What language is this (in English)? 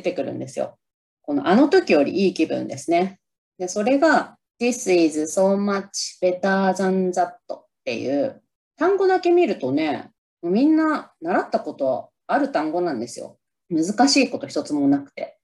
Japanese